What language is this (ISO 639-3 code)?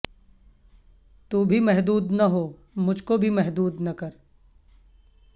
urd